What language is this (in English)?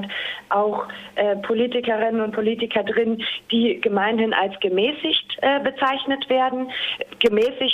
German